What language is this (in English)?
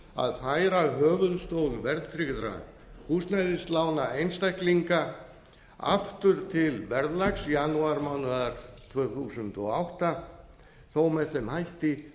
Icelandic